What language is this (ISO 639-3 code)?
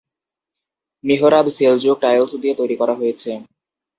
ben